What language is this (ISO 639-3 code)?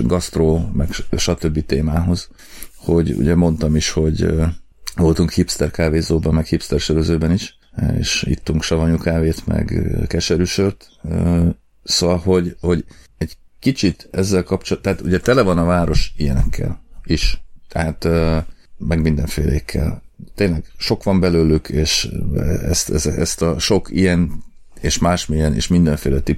hun